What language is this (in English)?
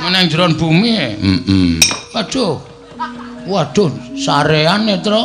Indonesian